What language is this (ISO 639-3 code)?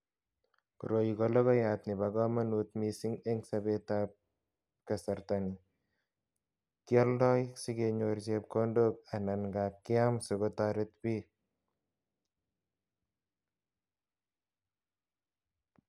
kln